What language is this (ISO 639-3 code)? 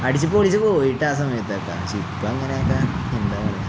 mal